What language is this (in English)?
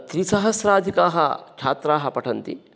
Sanskrit